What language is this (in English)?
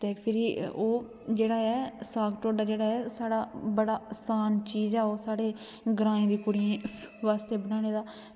Dogri